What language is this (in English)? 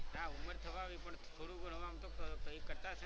Gujarati